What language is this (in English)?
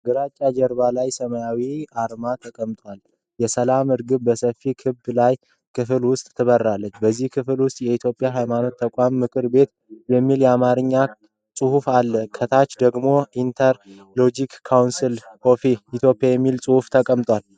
Amharic